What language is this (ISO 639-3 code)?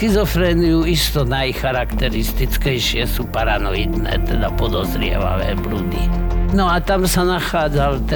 slk